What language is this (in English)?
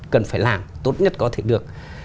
Vietnamese